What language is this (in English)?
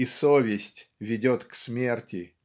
Russian